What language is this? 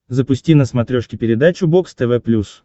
Russian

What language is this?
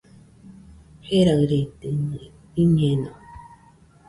Nüpode Huitoto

